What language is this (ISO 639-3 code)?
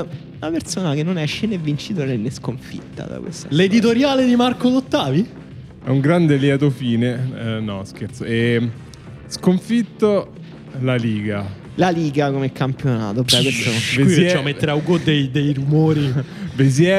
ita